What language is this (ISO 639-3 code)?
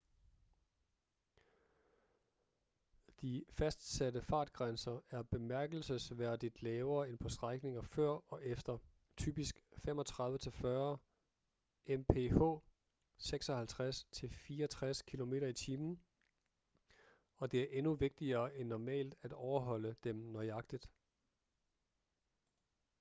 dan